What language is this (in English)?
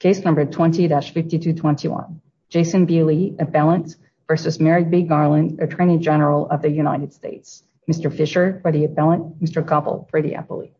English